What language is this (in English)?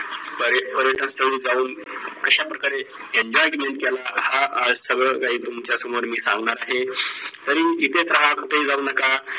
Marathi